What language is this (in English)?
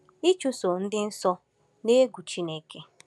Igbo